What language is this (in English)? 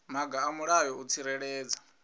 Venda